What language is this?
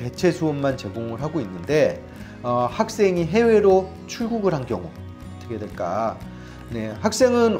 Korean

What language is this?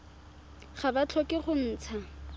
Tswana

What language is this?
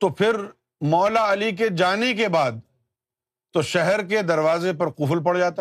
Urdu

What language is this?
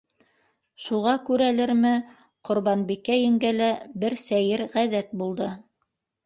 Bashkir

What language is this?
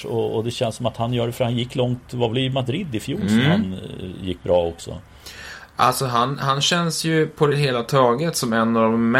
Swedish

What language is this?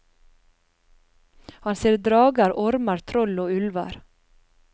Norwegian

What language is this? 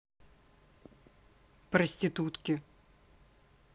Russian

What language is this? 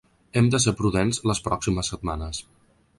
Catalan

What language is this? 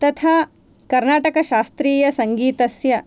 Sanskrit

